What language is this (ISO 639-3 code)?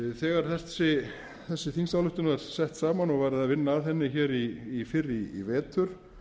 isl